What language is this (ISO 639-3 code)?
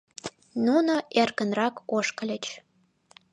chm